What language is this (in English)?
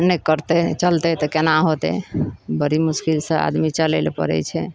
Maithili